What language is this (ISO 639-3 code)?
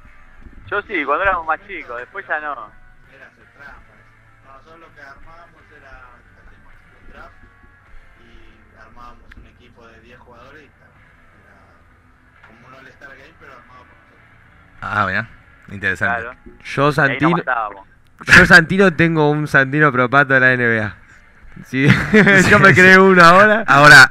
spa